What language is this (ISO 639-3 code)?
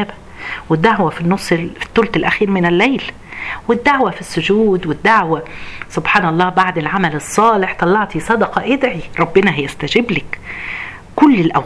ara